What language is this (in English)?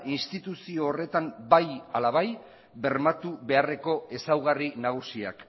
Basque